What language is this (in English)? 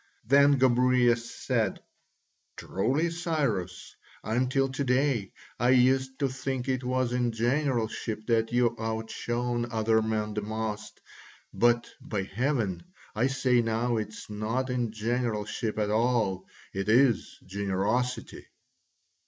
English